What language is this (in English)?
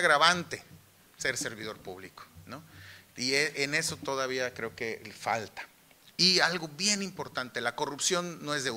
Spanish